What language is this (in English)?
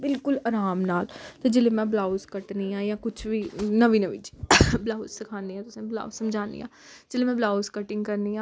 Dogri